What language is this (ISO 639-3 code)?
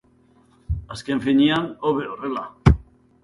eus